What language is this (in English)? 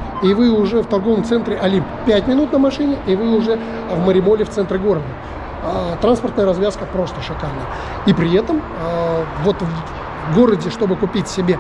Russian